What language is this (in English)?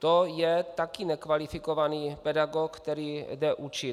Czech